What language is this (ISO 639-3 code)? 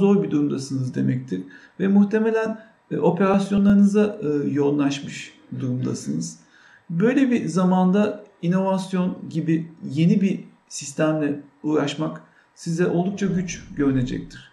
tur